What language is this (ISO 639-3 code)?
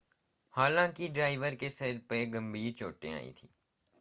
hin